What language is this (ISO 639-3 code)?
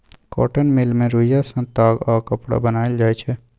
mai